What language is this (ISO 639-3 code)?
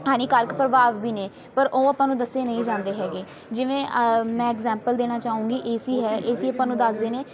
pan